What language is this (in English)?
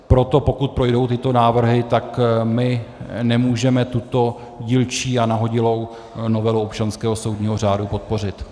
Czech